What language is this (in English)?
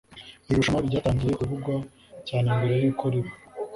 Kinyarwanda